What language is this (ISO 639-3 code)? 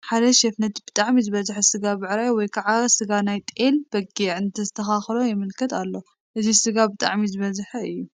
tir